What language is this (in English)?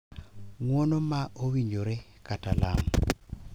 Luo (Kenya and Tanzania)